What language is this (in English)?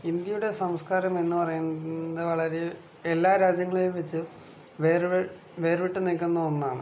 Malayalam